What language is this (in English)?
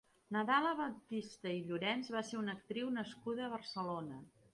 Catalan